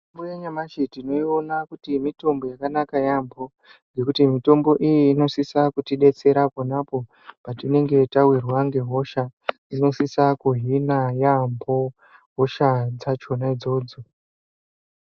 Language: Ndau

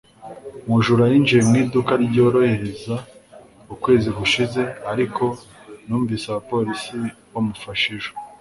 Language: Kinyarwanda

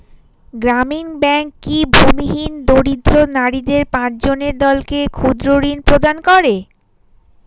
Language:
Bangla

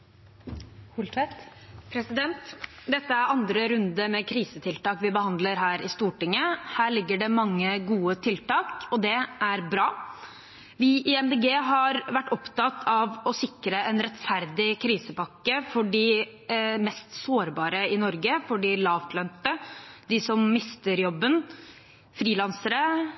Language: Norwegian Bokmål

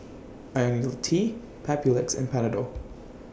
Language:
English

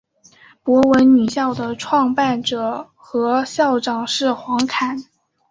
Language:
Chinese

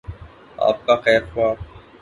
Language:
Urdu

